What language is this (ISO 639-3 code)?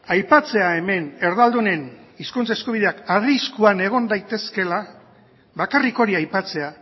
eus